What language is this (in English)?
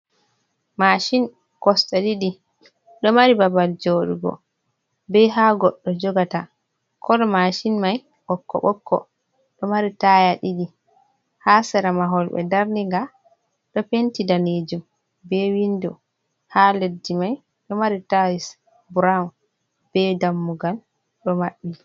Fula